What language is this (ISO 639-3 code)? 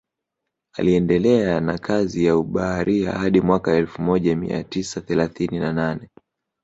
swa